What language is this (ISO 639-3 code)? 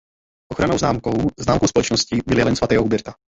ces